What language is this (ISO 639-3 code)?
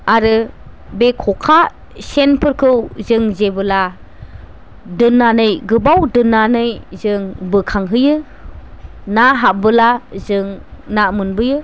brx